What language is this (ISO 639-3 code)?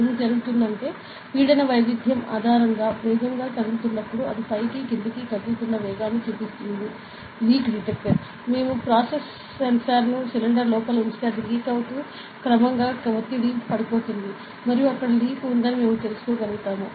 tel